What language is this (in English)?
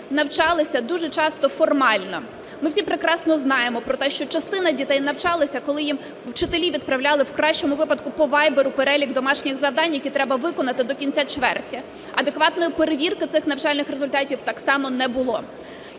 Ukrainian